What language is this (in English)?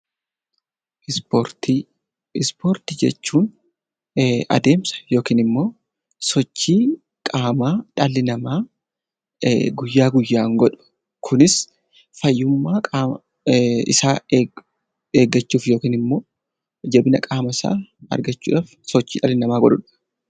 Oromo